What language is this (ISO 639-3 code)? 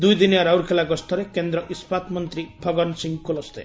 ori